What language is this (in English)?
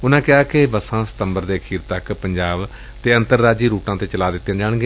Punjabi